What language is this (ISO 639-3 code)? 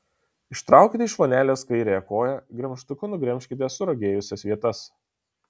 lit